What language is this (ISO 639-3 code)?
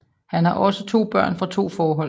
dan